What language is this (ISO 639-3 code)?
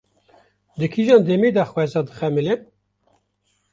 kur